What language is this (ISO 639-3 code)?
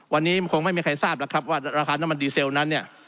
tha